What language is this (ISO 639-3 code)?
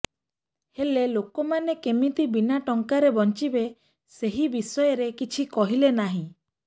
ori